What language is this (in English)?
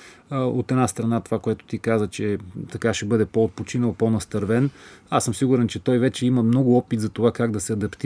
Bulgarian